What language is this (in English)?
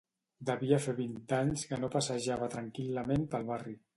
Catalan